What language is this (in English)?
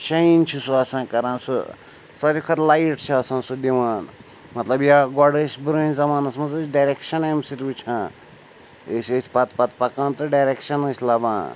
Kashmiri